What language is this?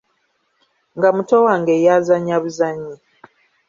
Ganda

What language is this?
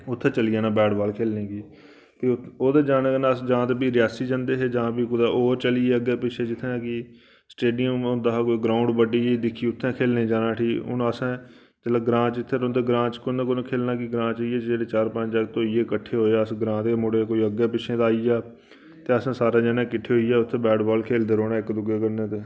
Dogri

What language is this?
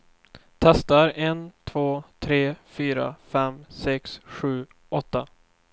Swedish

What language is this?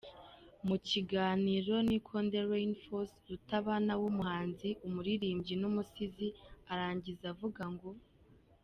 Kinyarwanda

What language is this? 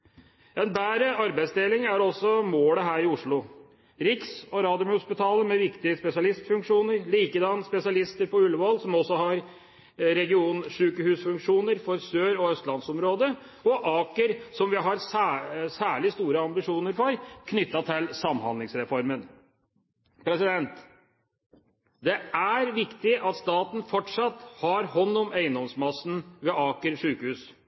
Norwegian Bokmål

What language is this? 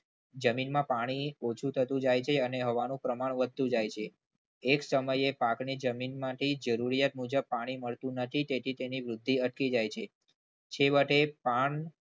Gujarati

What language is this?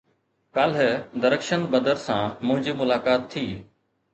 Sindhi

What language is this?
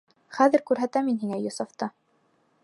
Bashkir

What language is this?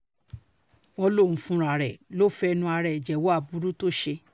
Yoruba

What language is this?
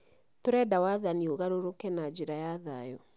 Kikuyu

